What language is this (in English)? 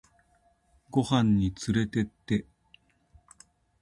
Japanese